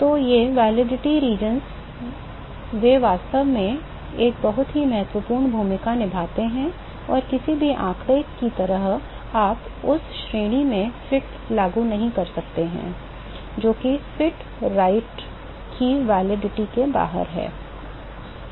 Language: Hindi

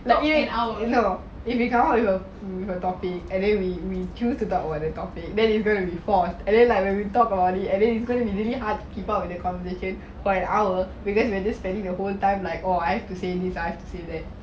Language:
English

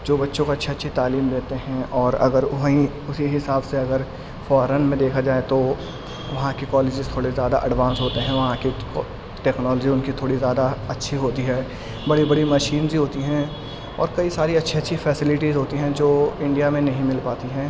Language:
Urdu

